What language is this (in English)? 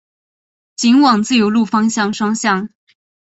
Chinese